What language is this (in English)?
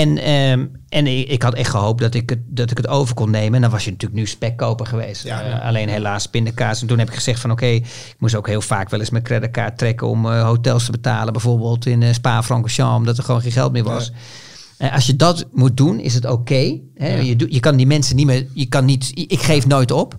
Dutch